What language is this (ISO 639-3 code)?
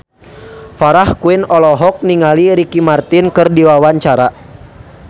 sun